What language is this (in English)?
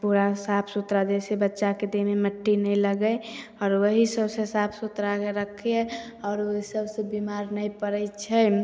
Maithili